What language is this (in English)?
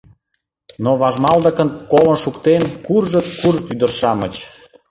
Mari